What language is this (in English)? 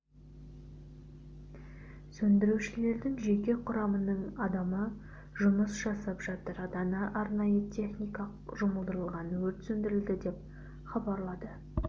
Kazakh